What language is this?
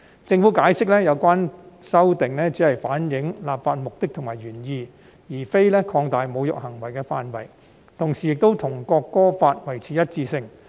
Cantonese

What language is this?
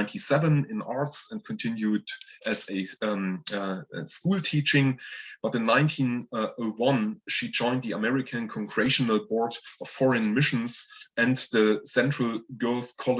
English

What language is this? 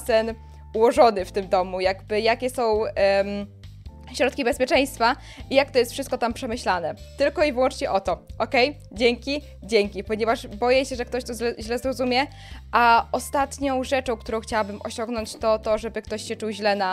Polish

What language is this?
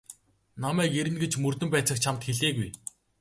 Mongolian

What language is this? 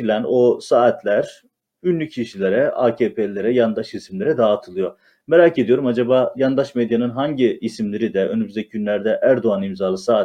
Turkish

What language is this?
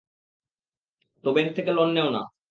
Bangla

